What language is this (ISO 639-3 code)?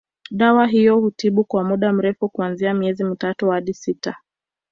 swa